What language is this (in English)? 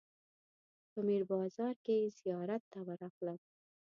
Pashto